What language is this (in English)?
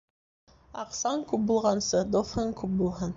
Bashkir